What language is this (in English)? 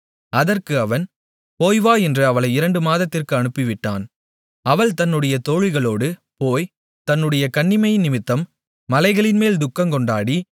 Tamil